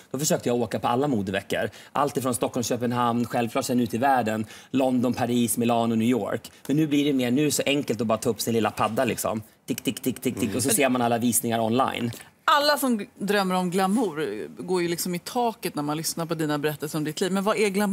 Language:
Swedish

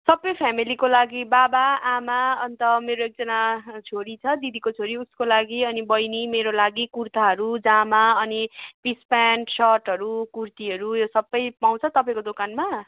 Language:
Nepali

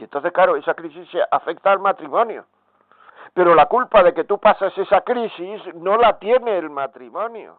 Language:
Spanish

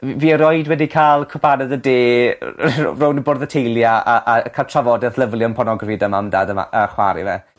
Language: Welsh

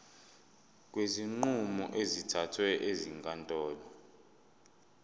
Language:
Zulu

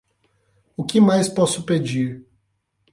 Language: Portuguese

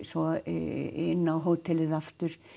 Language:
Icelandic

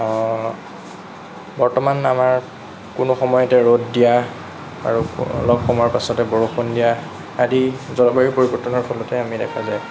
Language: Assamese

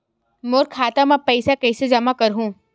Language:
Chhattisgarhi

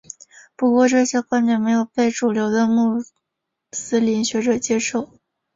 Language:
Chinese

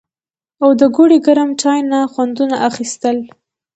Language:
Pashto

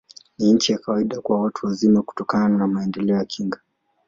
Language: Swahili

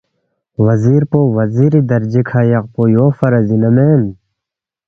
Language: Balti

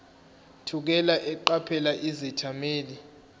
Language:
Zulu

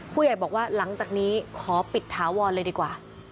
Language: Thai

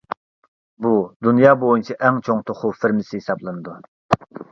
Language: Uyghur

